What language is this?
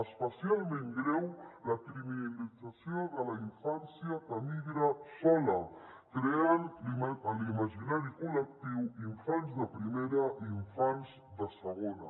Catalan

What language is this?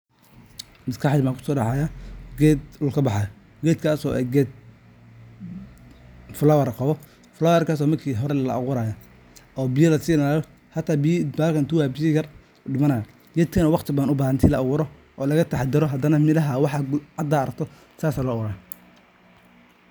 Somali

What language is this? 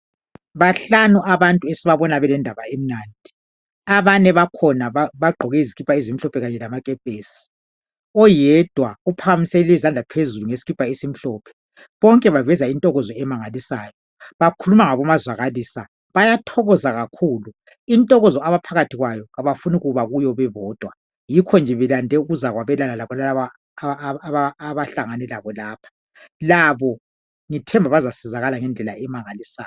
North Ndebele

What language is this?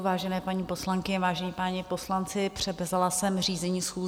Czech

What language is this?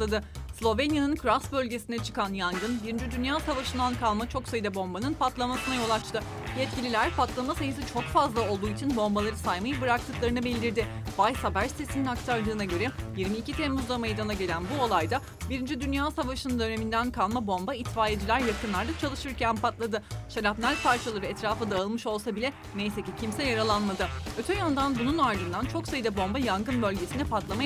Turkish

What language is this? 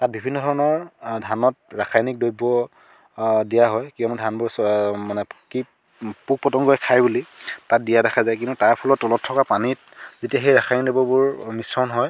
Assamese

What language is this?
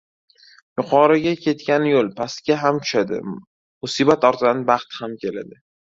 Uzbek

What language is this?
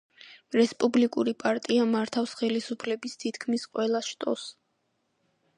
Georgian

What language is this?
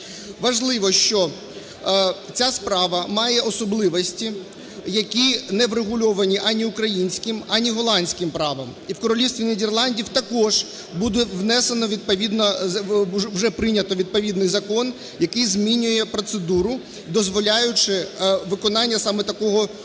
Ukrainian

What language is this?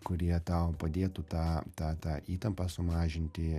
Lithuanian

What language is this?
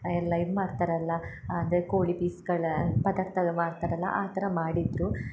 Kannada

